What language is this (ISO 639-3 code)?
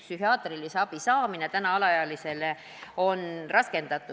est